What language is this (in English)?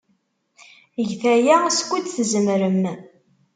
Kabyle